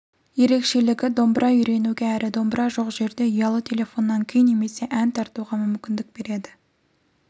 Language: Kazakh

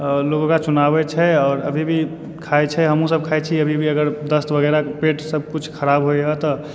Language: Maithili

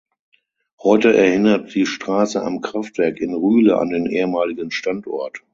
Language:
German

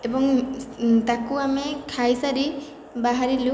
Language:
Odia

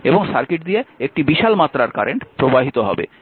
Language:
Bangla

